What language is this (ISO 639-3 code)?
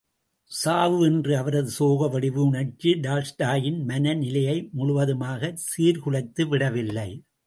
tam